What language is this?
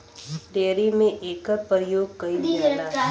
Bhojpuri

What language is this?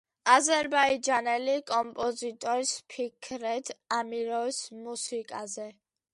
Georgian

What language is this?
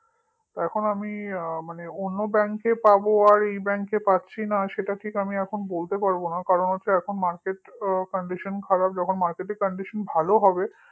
Bangla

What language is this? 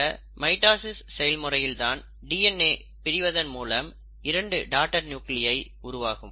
Tamil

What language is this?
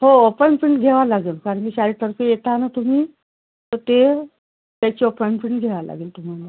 Marathi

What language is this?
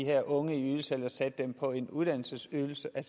Danish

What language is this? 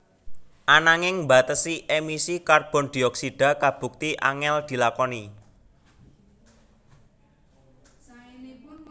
Javanese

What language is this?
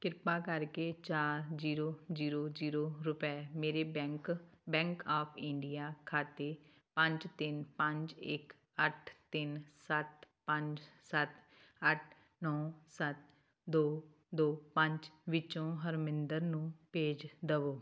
Punjabi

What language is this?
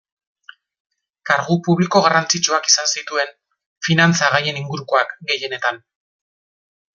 Basque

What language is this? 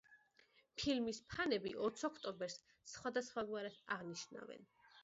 Georgian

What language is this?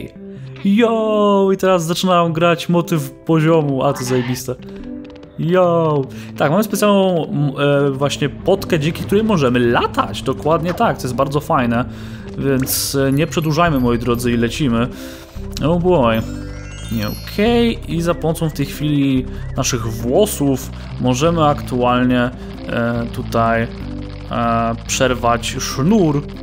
Polish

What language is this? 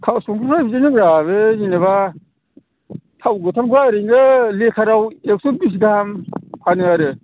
Bodo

